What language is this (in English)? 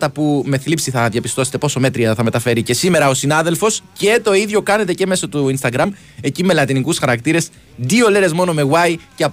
Greek